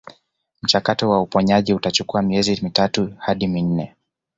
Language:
Swahili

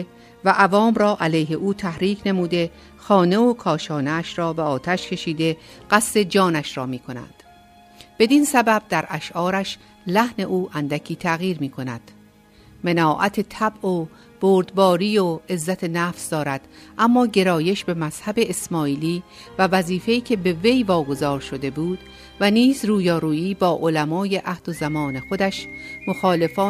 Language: Persian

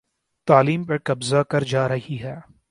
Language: Urdu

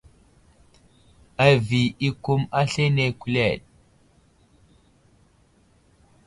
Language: Wuzlam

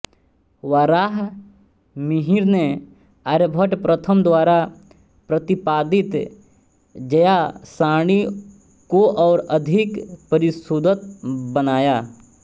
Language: Hindi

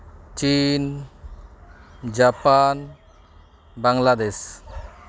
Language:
Santali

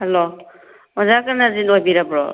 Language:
Manipuri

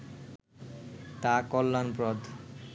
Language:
Bangla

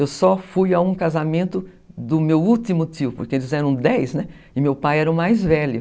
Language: Portuguese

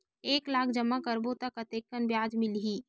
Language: Chhattisgarhi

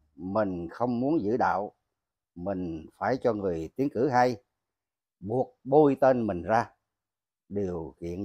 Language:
Vietnamese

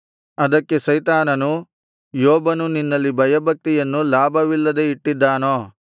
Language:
Kannada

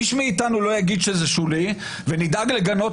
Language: Hebrew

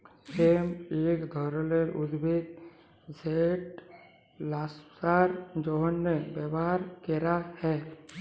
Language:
Bangla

